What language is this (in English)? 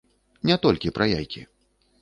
Belarusian